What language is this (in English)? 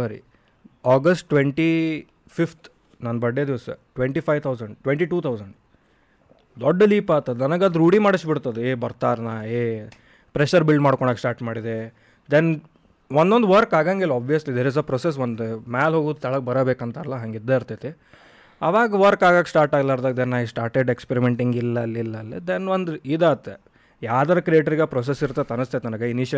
Kannada